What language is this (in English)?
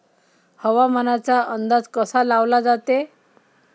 Marathi